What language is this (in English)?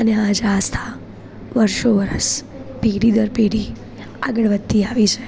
Gujarati